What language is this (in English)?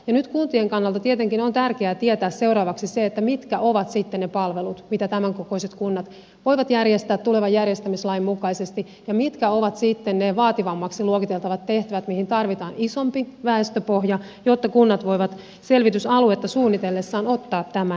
Finnish